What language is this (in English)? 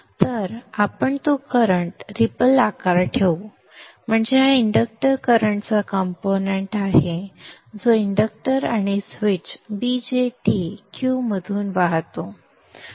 Marathi